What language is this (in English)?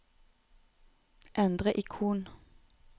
Norwegian